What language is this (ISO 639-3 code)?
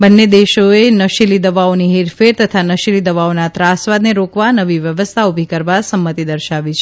guj